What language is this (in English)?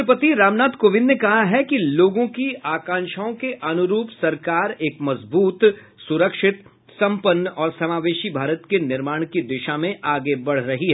Hindi